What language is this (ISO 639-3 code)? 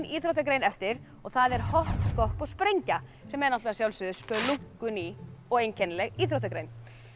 isl